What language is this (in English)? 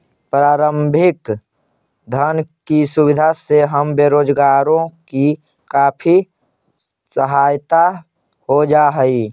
Magahi